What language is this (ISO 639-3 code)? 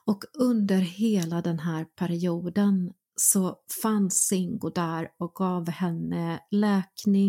swe